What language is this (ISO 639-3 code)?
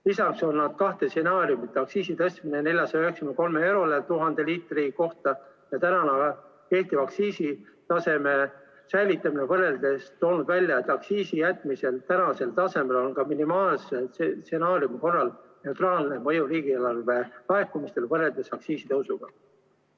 est